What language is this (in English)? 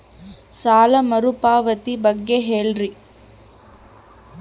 Kannada